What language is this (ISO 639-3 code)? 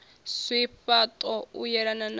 ven